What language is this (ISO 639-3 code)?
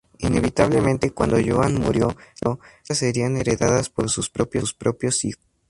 spa